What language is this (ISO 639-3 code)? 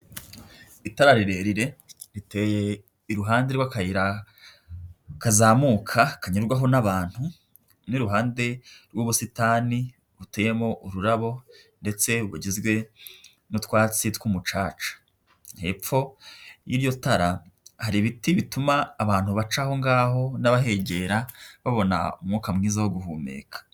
kin